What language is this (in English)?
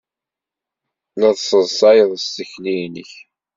Kabyle